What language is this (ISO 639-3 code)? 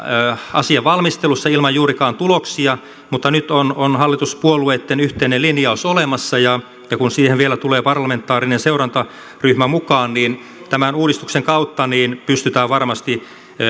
fin